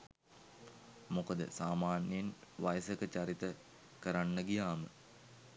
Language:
Sinhala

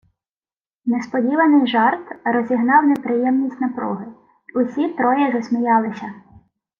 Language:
Ukrainian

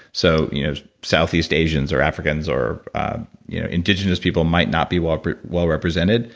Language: English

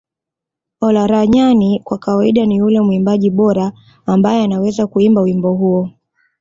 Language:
Swahili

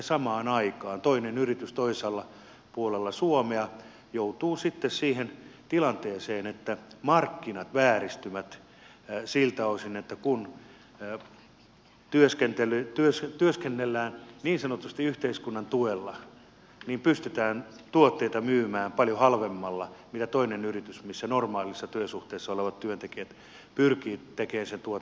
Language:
Finnish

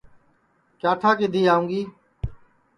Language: Sansi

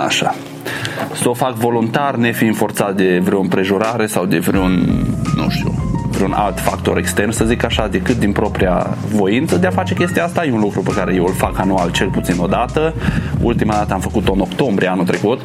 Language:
Romanian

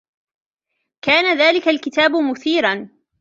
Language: Arabic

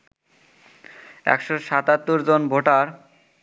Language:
Bangla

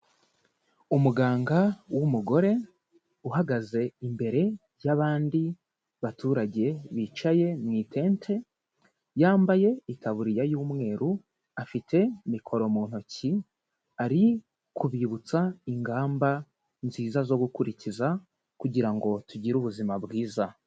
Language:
Kinyarwanda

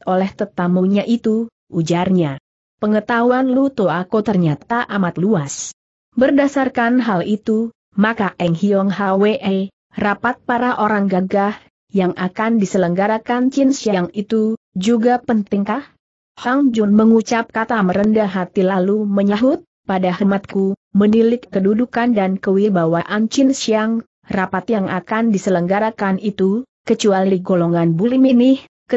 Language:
Indonesian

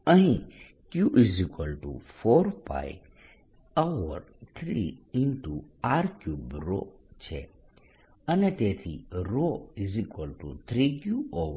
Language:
Gujarati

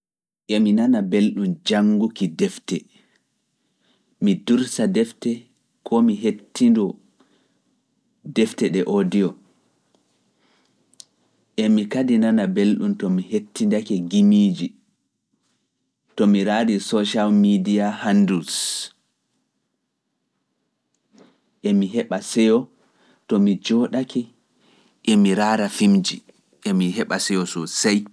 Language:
Fula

